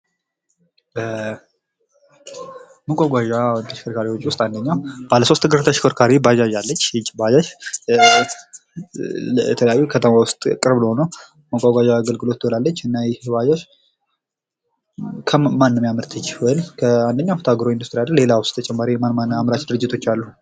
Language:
Amharic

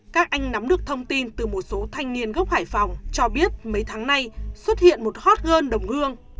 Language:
Vietnamese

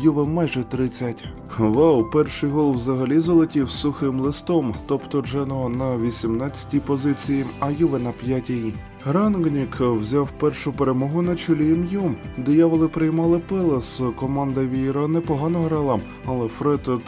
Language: Ukrainian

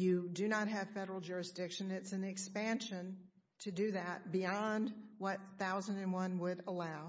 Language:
English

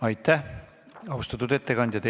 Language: Estonian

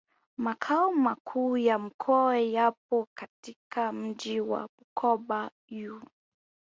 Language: Swahili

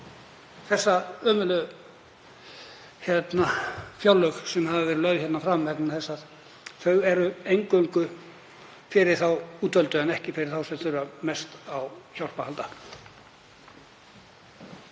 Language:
Icelandic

